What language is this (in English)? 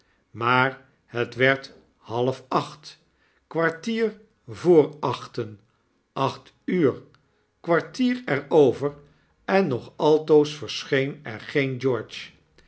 Dutch